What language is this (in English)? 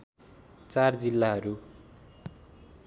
Nepali